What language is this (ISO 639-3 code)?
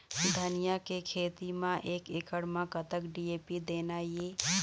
hne